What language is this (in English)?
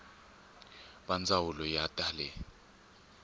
Tsonga